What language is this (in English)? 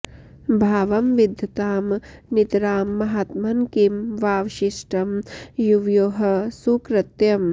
Sanskrit